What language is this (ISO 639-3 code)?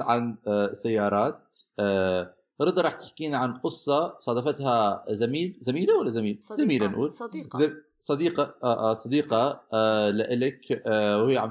ara